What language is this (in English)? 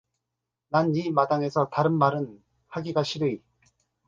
Korean